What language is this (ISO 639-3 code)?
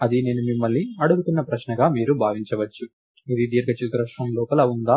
tel